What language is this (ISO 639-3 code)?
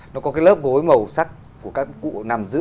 vie